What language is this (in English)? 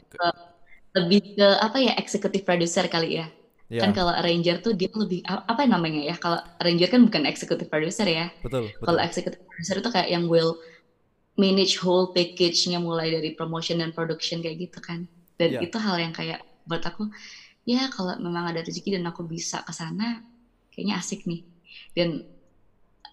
Indonesian